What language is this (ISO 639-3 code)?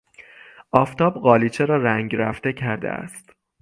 fas